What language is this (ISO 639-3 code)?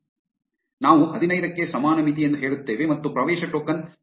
kan